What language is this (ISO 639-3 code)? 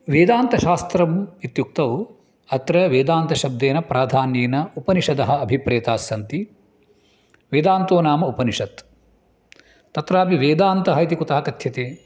san